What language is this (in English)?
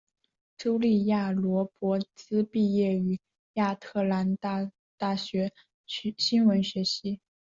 Chinese